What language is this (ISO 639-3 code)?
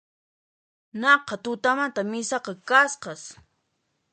qxp